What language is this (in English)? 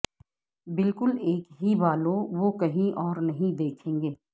Urdu